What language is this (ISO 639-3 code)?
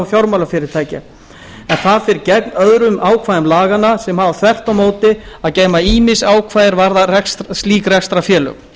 isl